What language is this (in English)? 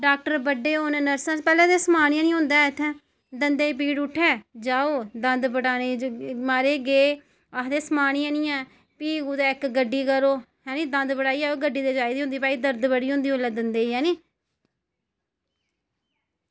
Dogri